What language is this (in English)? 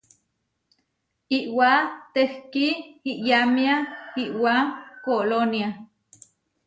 Huarijio